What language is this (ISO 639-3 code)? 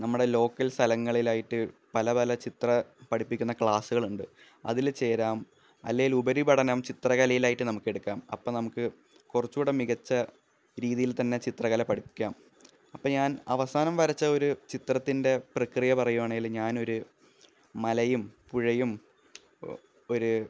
mal